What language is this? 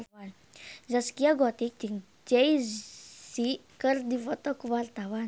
Sundanese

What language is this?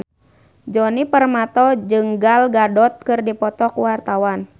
Sundanese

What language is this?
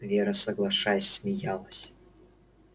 Russian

